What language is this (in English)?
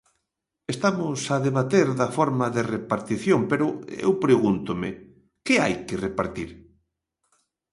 Galician